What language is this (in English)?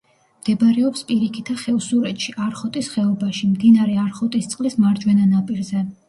Georgian